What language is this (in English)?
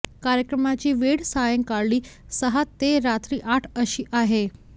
Marathi